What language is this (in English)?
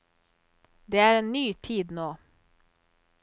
Norwegian